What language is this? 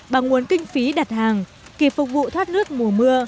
Vietnamese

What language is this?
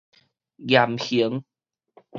Min Nan Chinese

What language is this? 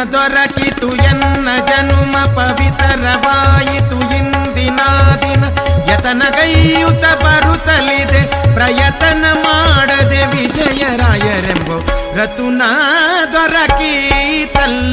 Kannada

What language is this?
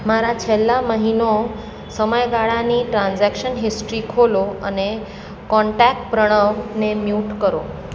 Gujarati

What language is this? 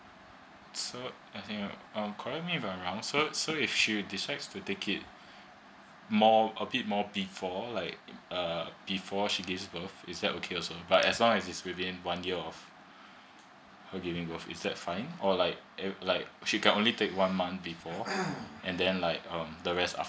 English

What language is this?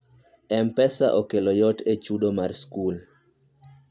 Luo (Kenya and Tanzania)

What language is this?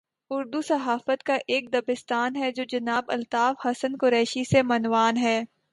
Urdu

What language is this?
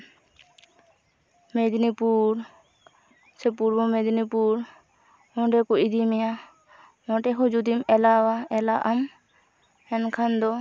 Santali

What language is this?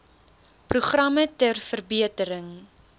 Afrikaans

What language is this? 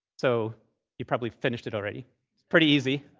English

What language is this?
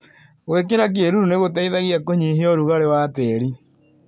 Kikuyu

